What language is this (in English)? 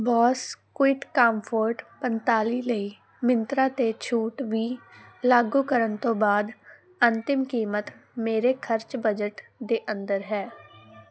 Punjabi